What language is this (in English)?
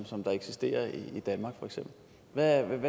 Danish